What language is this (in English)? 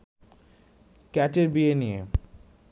Bangla